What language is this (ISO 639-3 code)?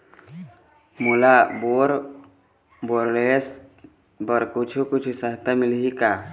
hne